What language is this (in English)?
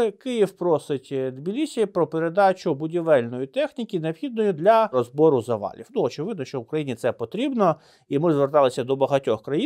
Ukrainian